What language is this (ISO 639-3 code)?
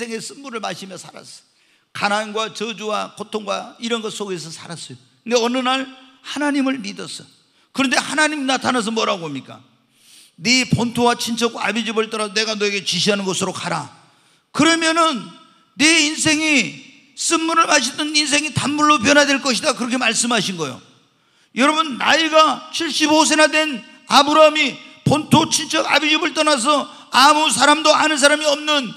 kor